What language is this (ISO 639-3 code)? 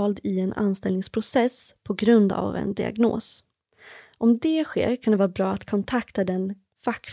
swe